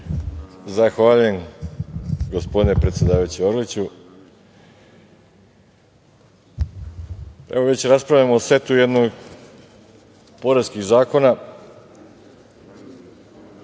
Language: Serbian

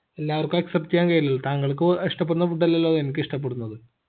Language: Malayalam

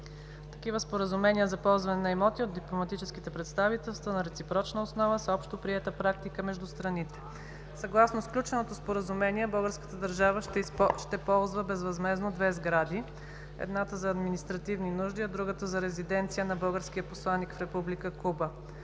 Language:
Bulgarian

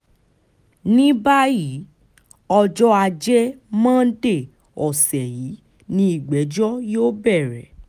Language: Yoruba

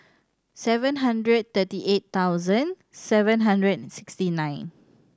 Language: English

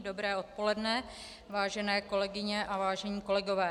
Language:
Czech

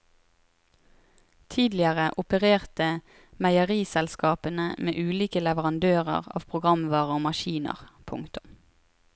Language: Norwegian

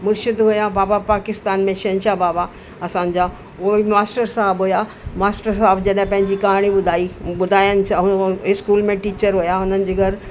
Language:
Sindhi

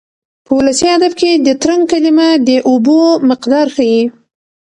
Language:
Pashto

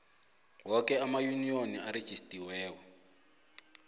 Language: South Ndebele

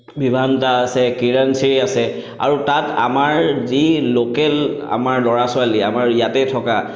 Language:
Assamese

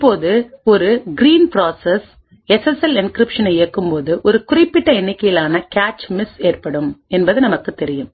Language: Tamil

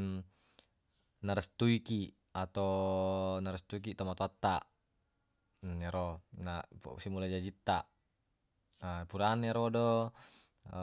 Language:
Buginese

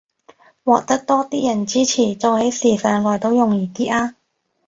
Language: Cantonese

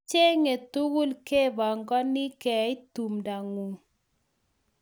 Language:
Kalenjin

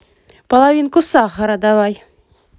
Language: Russian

